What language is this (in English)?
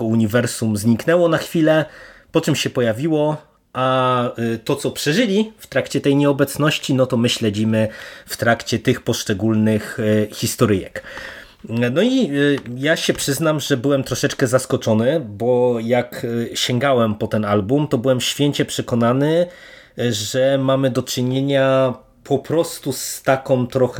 Polish